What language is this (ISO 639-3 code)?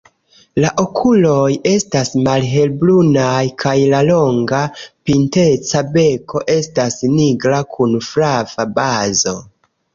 epo